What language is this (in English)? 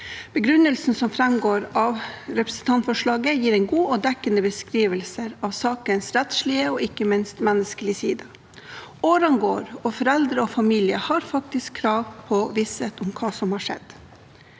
Norwegian